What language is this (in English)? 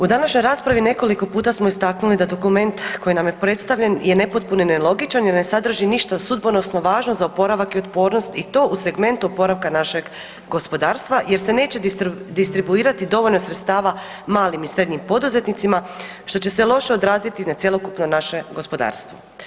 Croatian